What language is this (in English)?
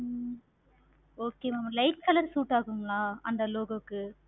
Tamil